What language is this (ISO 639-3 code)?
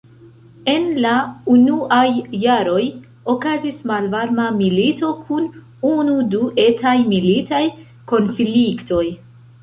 epo